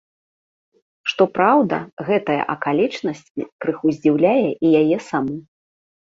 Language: Belarusian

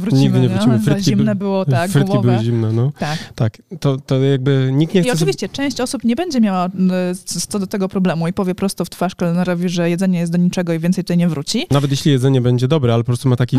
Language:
Polish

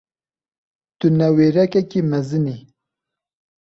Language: Kurdish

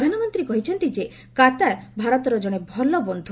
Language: Odia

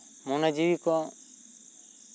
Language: Santali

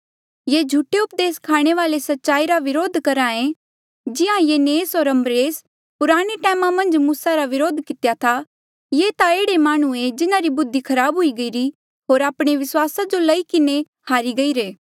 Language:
Mandeali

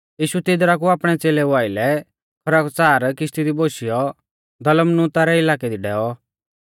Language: Mahasu Pahari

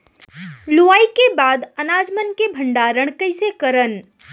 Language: Chhattisgarhi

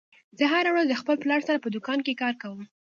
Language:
Pashto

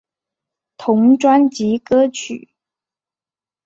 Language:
Chinese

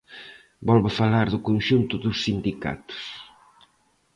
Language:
Galician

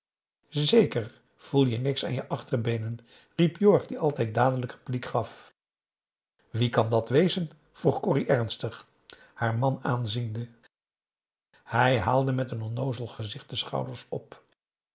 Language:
Dutch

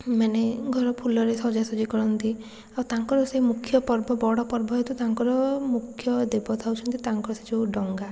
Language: Odia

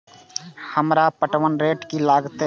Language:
Maithili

